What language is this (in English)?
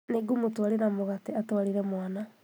Kikuyu